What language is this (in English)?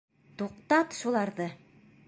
Bashkir